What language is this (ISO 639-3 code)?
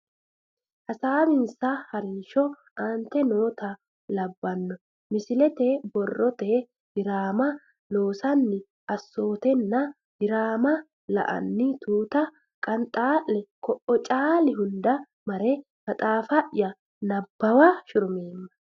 sid